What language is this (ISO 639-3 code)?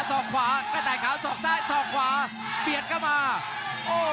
tha